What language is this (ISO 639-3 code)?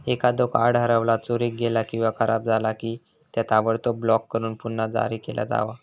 mar